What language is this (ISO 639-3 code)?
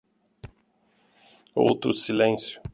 por